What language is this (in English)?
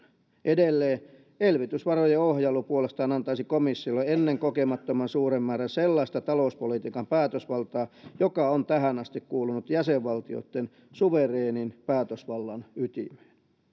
Finnish